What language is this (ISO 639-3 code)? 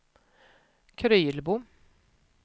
swe